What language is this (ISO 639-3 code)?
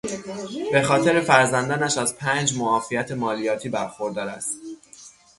fas